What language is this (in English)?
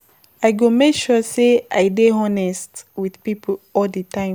Nigerian Pidgin